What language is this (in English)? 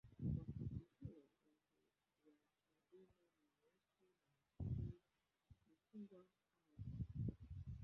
Swahili